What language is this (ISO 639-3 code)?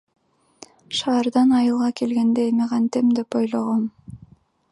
kir